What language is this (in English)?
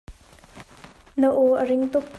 Hakha Chin